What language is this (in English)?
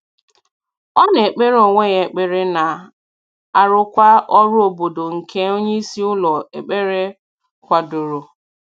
Igbo